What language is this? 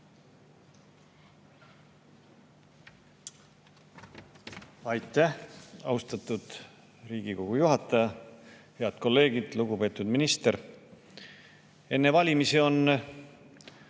Estonian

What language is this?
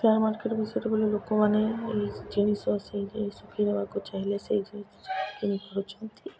Odia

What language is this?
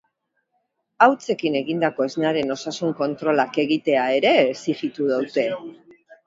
Basque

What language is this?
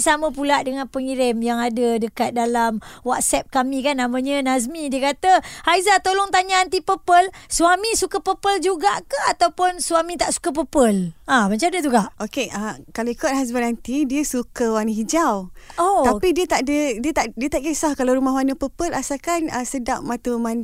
Malay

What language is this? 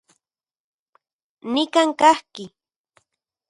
Central Puebla Nahuatl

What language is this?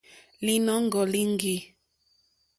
Mokpwe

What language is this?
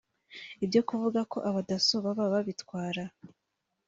Kinyarwanda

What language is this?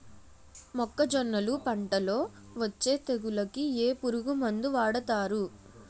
Telugu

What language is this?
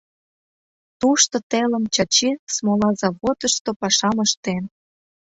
Mari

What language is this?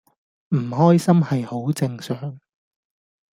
Cantonese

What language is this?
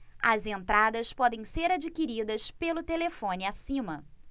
Portuguese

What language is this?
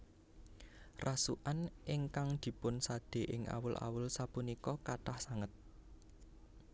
Javanese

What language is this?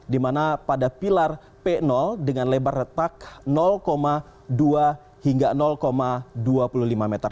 Indonesian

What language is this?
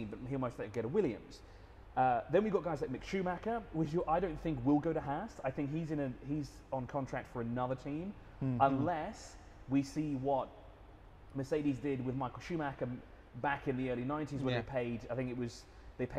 English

